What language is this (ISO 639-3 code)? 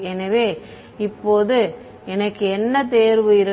tam